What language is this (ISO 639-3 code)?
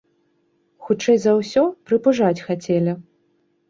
bel